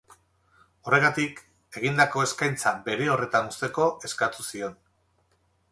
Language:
Basque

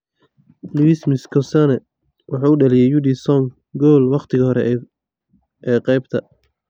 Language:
Somali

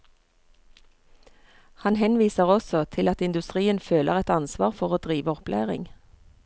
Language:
Norwegian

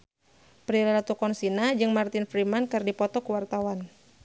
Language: Sundanese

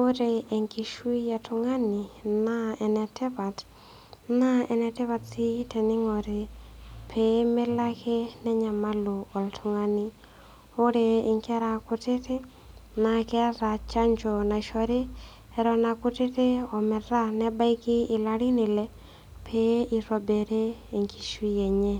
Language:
Masai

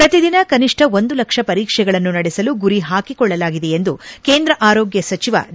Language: Kannada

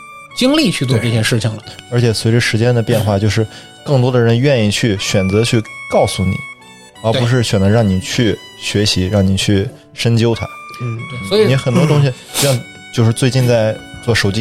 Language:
Chinese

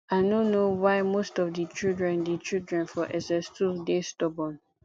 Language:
Nigerian Pidgin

